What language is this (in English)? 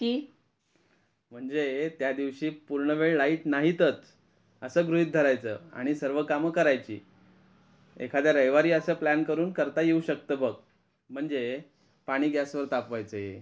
Marathi